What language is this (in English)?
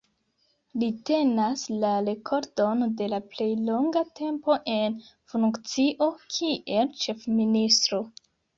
Esperanto